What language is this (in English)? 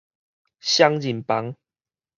Min Nan Chinese